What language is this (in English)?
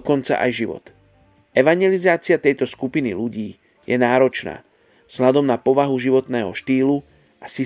Slovak